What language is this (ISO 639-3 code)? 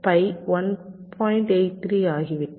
tam